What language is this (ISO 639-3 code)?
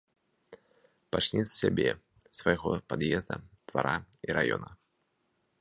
bel